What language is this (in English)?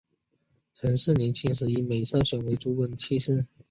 Chinese